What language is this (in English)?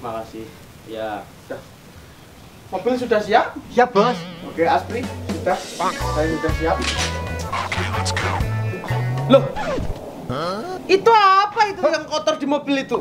Indonesian